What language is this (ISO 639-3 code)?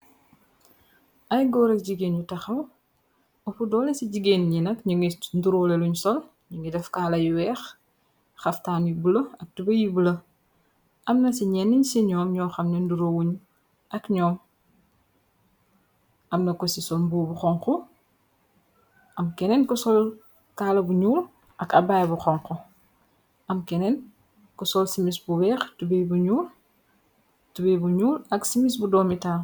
wol